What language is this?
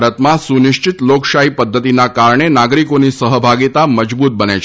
Gujarati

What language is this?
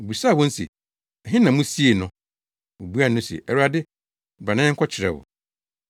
Akan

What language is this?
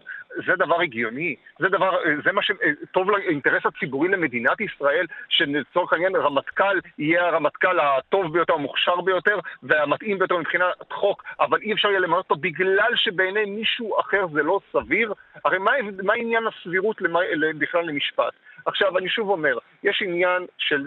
Hebrew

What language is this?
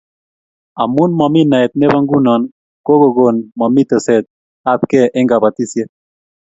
Kalenjin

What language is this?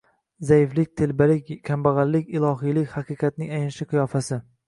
Uzbek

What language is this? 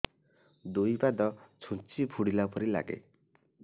Odia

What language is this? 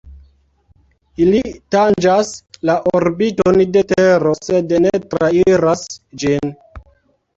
Esperanto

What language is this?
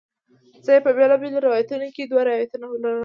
Pashto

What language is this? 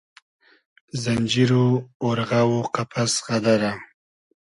Hazaragi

